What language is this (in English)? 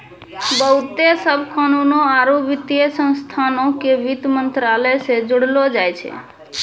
Maithili